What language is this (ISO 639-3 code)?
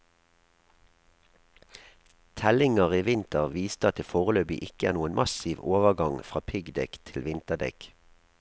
nor